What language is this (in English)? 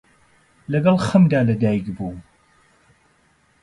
Central Kurdish